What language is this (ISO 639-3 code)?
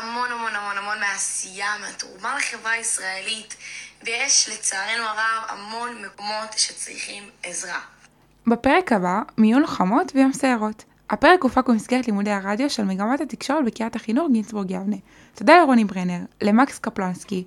heb